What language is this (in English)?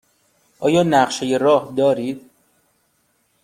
Persian